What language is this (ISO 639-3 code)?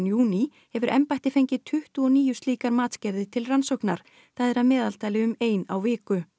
isl